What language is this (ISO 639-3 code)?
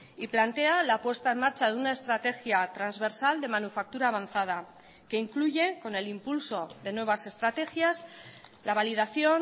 spa